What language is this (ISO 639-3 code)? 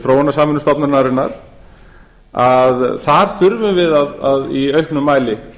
isl